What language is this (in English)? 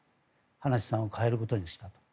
Japanese